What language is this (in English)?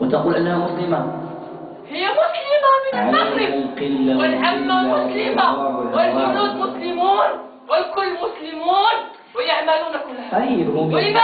Arabic